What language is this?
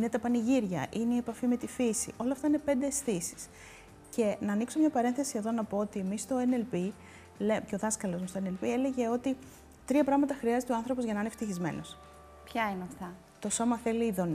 Greek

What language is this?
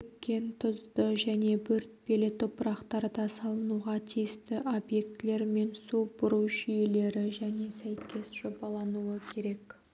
Kazakh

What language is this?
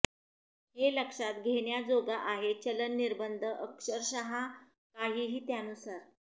Marathi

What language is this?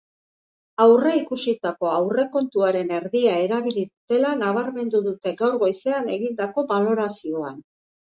Basque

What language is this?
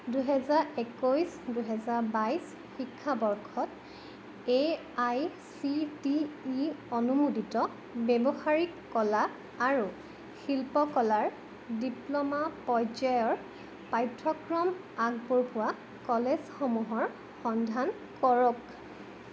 Assamese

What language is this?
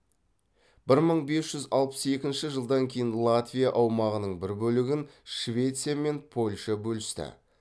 Kazakh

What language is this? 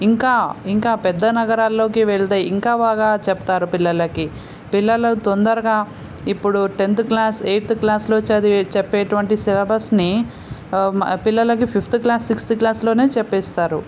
Telugu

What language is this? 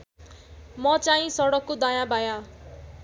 Nepali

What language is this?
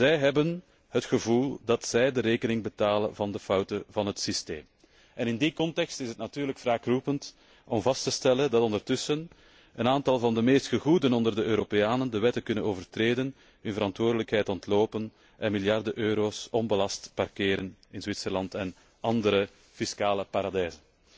Dutch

